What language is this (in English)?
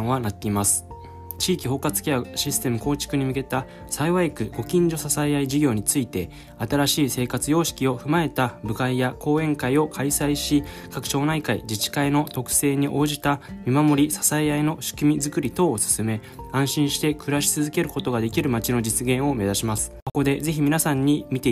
Japanese